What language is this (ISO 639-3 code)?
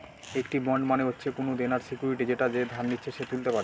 ben